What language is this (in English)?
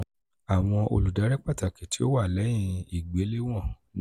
Yoruba